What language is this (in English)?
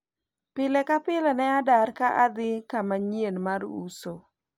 Luo (Kenya and Tanzania)